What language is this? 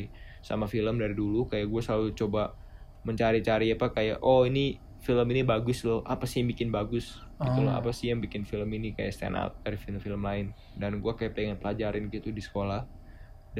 Indonesian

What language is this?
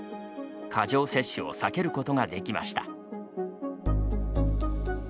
Japanese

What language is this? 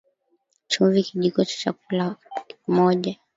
Swahili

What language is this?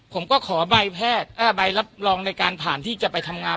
Thai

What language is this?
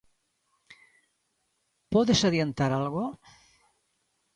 Galician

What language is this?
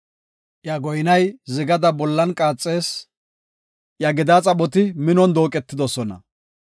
Gofa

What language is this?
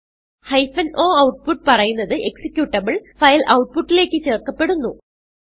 Malayalam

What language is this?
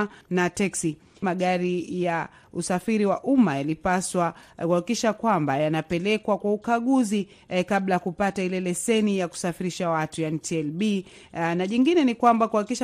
Swahili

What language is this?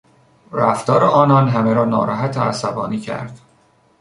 Persian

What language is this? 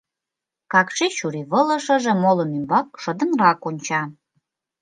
Mari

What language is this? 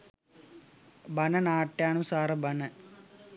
Sinhala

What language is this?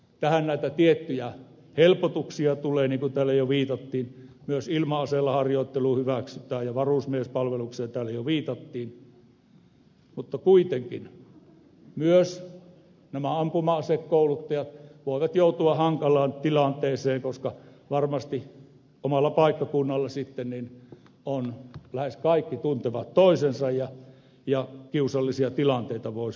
Finnish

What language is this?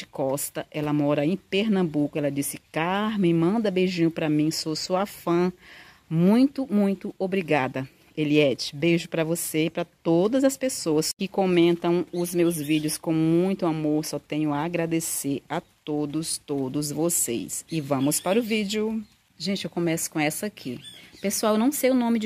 Portuguese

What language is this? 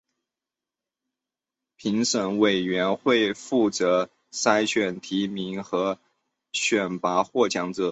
Chinese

